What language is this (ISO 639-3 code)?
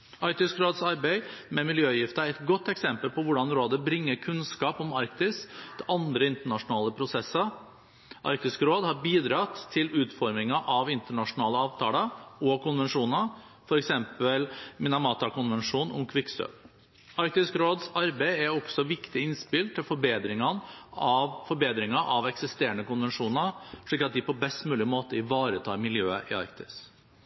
nob